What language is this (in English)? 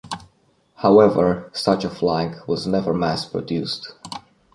English